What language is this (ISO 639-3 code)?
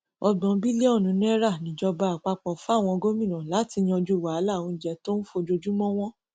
yor